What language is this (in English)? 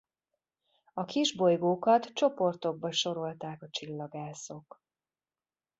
Hungarian